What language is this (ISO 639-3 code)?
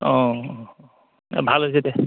asm